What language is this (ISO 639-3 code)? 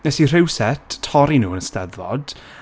cym